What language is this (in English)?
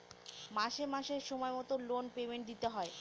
Bangla